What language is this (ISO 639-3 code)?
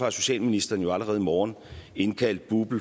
dan